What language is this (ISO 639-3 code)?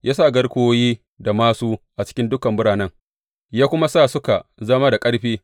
hau